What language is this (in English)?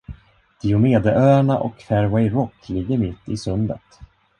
Swedish